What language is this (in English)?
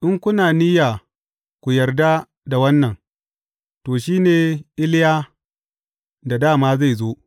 Hausa